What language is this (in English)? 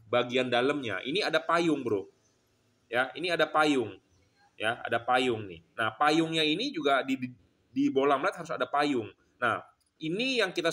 Indonesian